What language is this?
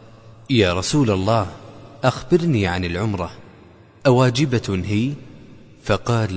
Arabic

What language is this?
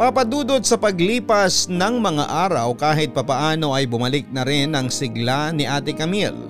Filipino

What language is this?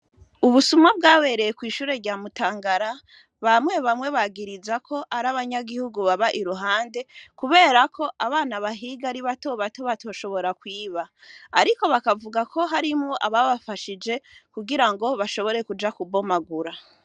Rundi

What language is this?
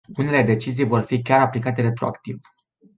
Romanian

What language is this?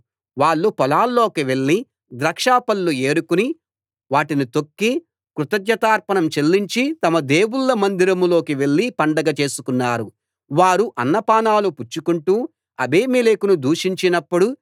Telugu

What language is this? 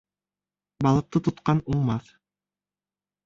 Bashkir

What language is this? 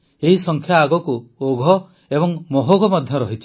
Odia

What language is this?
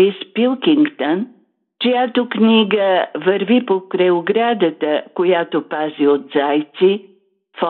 Bulgarian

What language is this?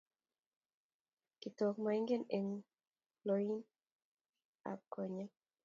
Kalenjin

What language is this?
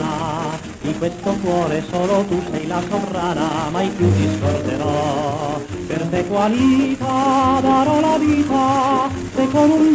Romanian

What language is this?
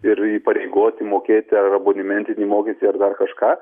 Lithuanian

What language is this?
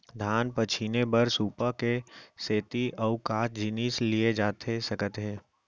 Chhattisgarhi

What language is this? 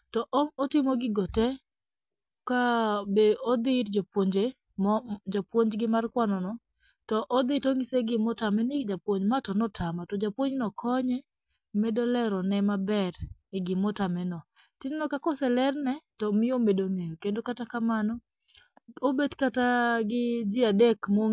Luo (Kenya and Tanzania)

